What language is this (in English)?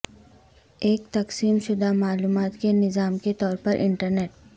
Urdu